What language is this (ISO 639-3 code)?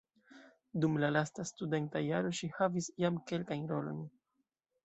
epo